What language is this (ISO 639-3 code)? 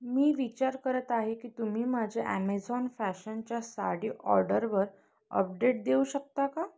mar